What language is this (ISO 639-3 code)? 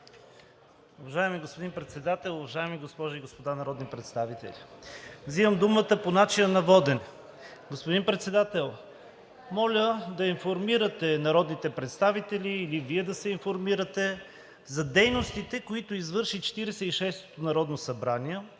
bul